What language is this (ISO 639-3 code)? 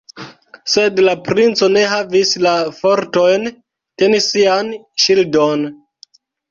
epo